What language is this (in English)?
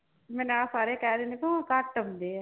Punjabi